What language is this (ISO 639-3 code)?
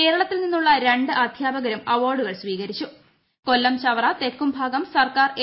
mal